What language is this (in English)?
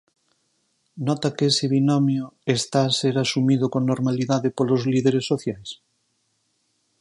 Galician